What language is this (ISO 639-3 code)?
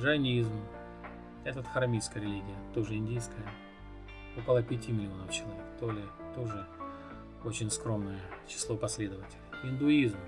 rus